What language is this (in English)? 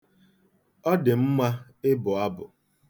Igbo